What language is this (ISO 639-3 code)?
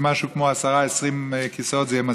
heb